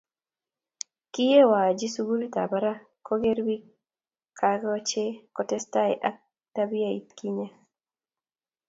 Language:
Kalenjin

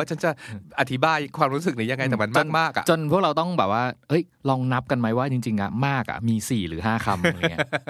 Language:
Thai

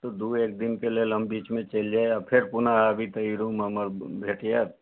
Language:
Maithili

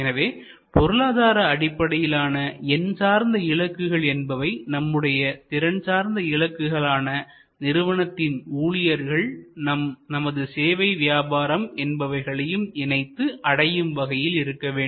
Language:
Tamil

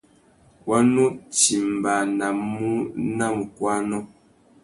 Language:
Tuki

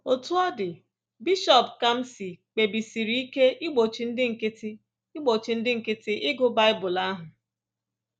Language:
Igbo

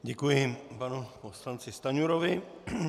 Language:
Czech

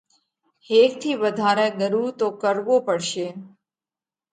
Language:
Parkari Koli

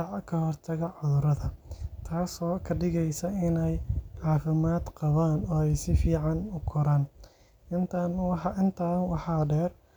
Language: Somali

